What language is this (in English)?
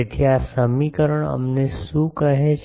Gujarati